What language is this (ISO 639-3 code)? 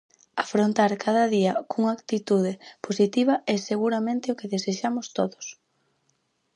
glg